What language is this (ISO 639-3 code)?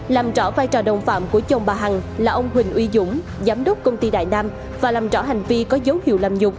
vie